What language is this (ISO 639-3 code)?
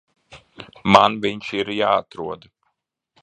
lav